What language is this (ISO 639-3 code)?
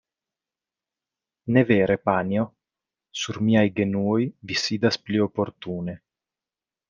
epo